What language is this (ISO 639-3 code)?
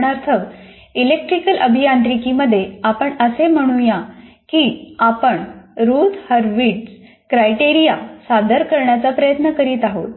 mar